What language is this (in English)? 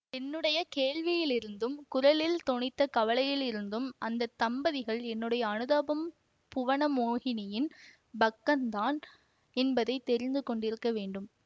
Tamil